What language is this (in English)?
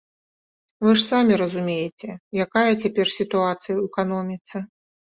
Belarusian